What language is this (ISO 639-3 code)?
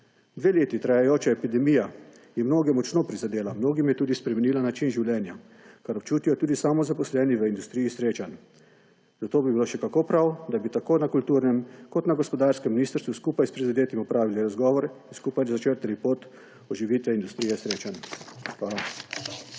slv